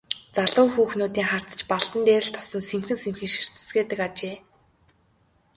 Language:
Mongolian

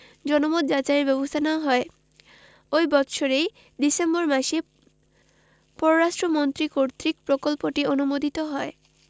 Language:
Bangla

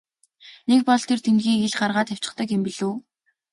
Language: Mongolian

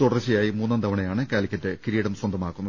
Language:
Malayalam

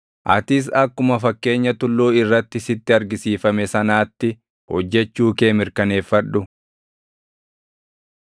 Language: Oromo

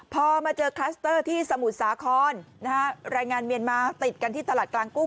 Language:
Thai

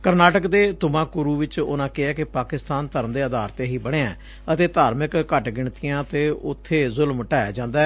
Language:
Punjabi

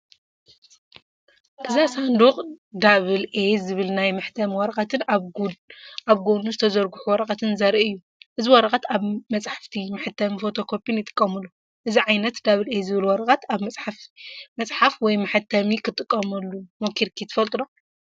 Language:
Tigrinya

